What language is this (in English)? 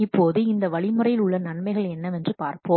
Tamil